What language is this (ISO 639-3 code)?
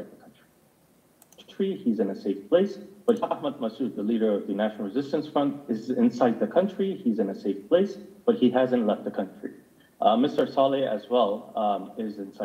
hin